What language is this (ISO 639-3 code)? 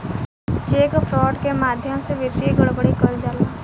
bho